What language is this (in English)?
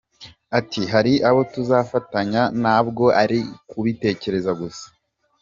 Kinyarwanda